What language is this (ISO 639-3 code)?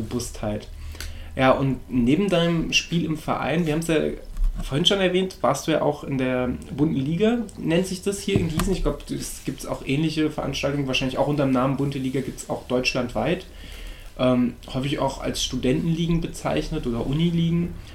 deu